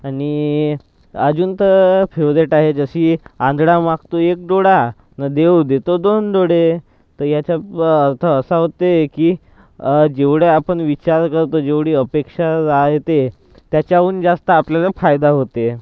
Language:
Marathi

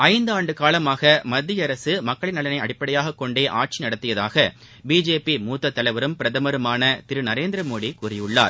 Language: Tamil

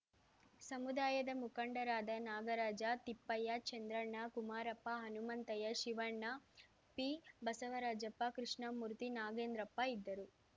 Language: Kannada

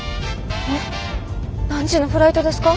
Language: Japanese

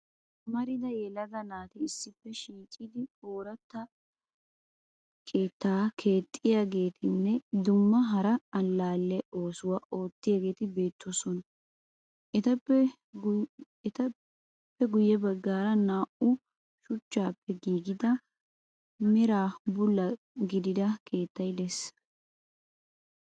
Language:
Wolaytta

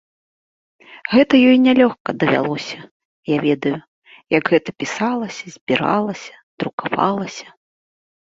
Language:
Belarusian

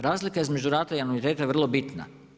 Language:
Croatian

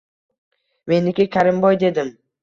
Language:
Uzbek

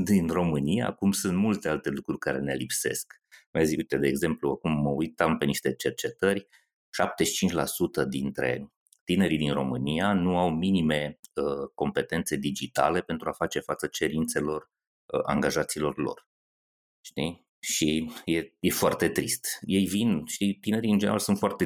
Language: Romanian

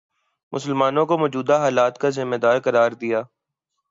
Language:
Urdu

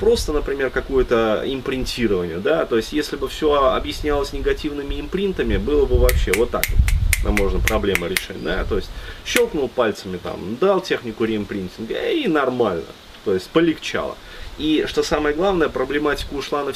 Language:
Russian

